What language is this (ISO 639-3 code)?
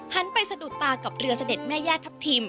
tha